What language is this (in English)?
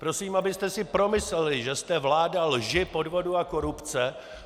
Czech